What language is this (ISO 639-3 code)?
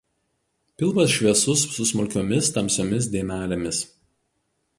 lit